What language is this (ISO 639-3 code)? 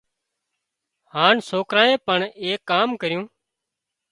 kxp